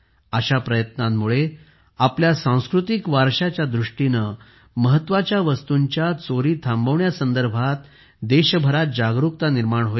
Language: Marathi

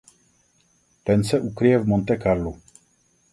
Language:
Czech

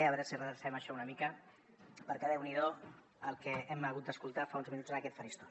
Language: Catalan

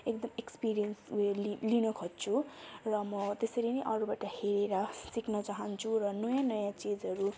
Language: Nepali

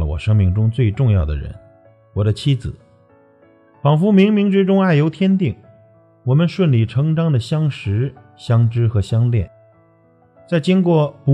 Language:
Chinese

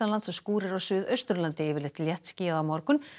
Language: Icelandic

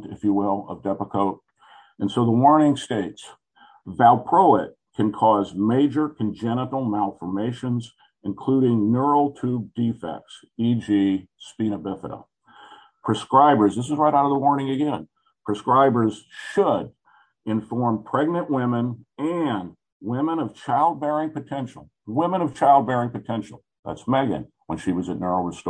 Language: English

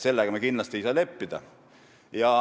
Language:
Estonian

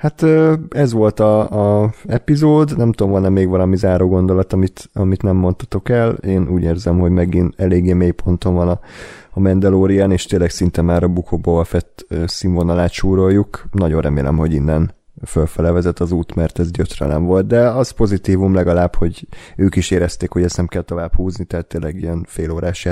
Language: Hungarian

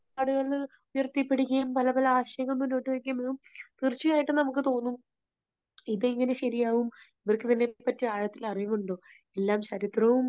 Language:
Malayalam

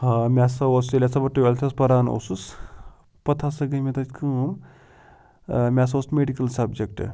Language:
Kashmiri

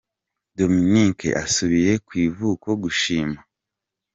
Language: Kinyarwanda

